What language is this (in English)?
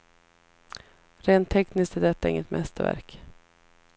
Swedish